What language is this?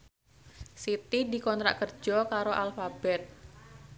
Javanese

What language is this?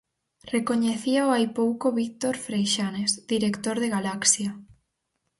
Galician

